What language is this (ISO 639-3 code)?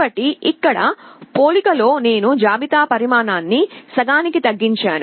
tel